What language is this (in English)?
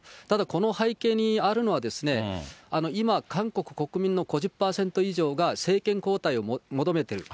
Japanese